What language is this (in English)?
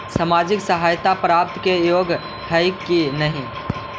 Magahi